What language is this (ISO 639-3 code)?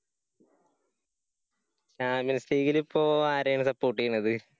mal